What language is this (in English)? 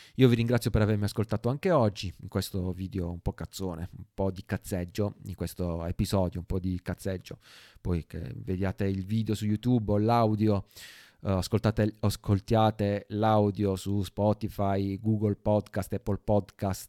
Italian